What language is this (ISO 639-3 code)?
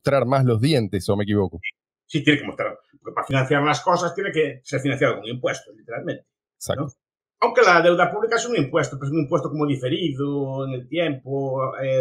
spa